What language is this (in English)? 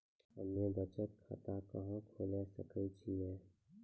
Maithili